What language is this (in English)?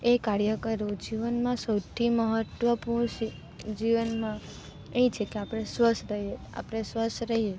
Gujarati